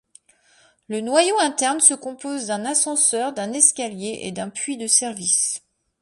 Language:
French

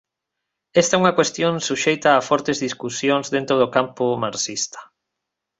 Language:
Galician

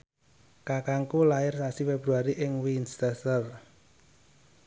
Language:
Javanese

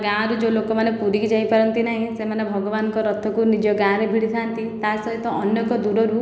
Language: Odia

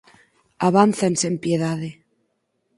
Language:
Galician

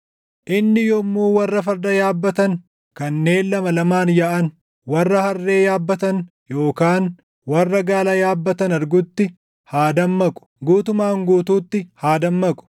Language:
Oromo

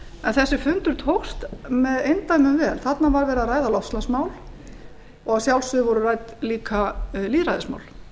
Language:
Icelandic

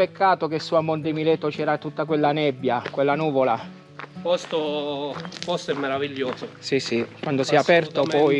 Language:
Italian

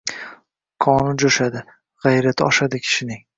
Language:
Uzbek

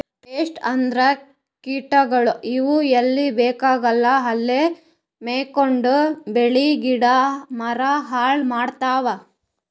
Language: Kannada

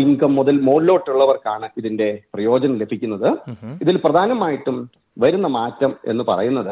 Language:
Malayalam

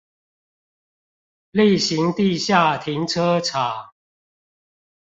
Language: Chinese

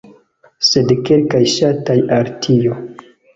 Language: Esperanto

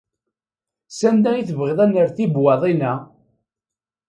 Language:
Kabyle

